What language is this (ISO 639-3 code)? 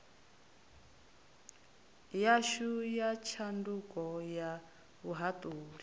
ven